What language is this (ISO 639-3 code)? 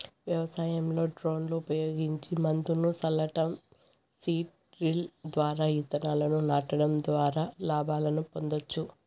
tel